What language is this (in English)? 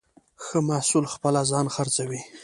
Pashto